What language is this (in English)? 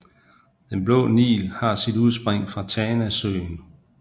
Danish